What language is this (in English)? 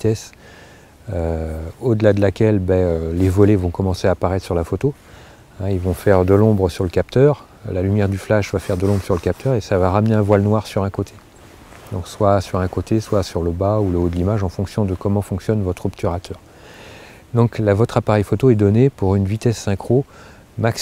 French